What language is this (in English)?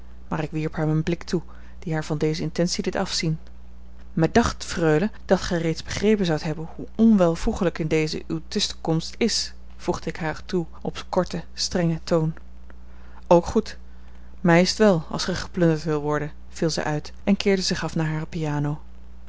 Dutch